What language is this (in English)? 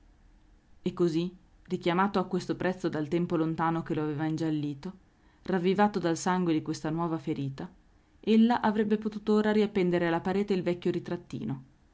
Italian